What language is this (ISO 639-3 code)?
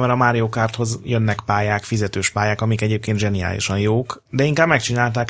hun